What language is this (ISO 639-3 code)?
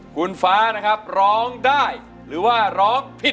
tha